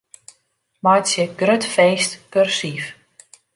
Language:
Western Frisian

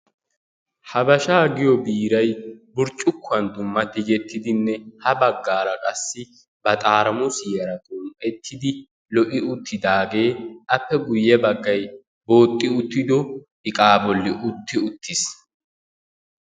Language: Wolaytta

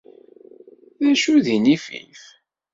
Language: Kabyle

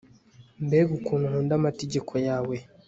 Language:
Kinyarwanda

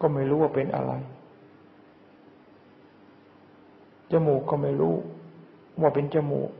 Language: Thai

